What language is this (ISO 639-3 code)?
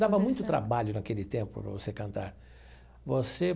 por